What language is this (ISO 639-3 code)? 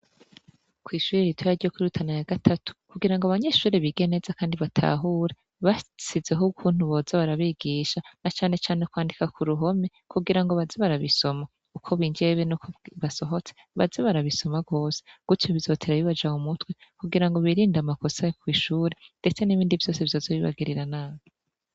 run